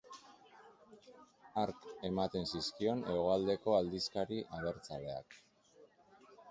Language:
Basque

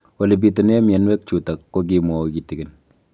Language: Kalenjin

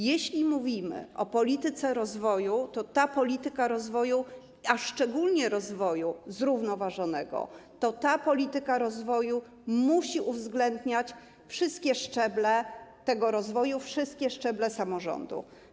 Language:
Polish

